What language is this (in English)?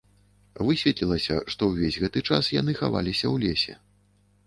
Belarusian